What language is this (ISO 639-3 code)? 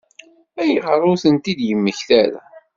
kab